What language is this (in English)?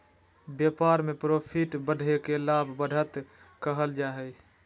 Magahi